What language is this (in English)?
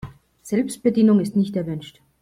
German